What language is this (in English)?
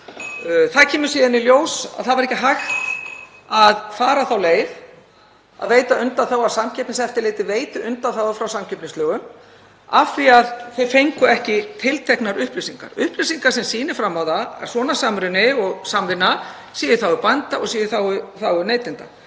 Icelandic